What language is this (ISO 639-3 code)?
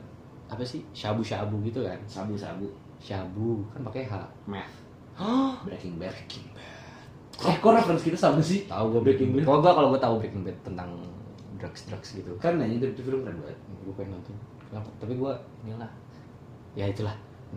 ind